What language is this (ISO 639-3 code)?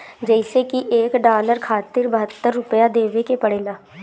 bho